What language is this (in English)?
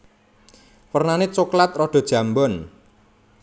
Javanese